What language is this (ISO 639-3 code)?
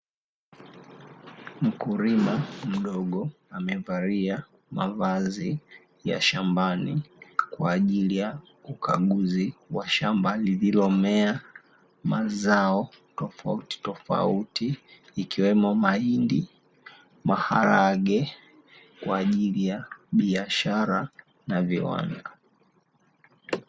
swa